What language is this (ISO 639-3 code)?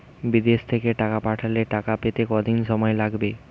ben